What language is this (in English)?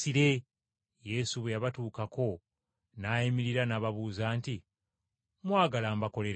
Ganda